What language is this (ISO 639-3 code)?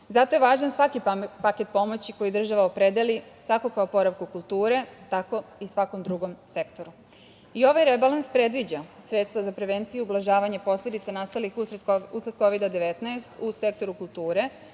srp